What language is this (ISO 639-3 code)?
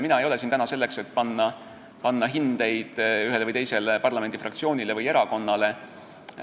est